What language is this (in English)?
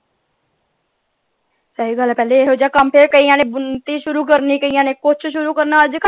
Punjabi